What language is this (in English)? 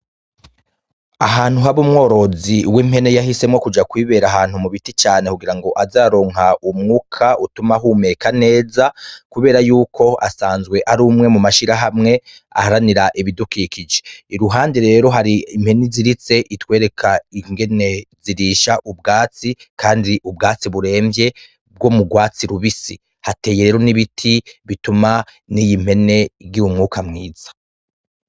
Rundi